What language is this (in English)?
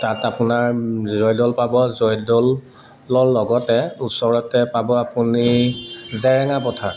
Assamese